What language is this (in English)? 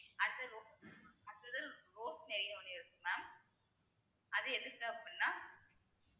Tamil